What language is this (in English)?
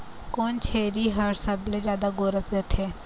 Chhattisgarhi